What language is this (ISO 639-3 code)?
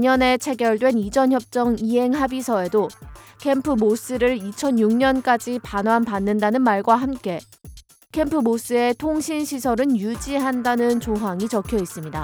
kor